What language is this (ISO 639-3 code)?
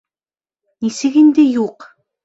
bak